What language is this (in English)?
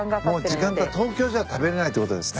Japanese